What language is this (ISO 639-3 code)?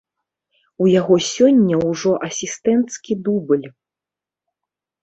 bel